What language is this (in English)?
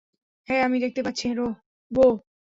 Bangla